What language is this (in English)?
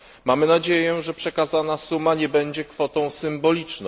Polish